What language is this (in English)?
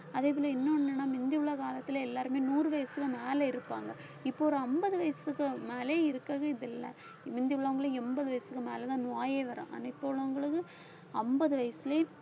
Tamil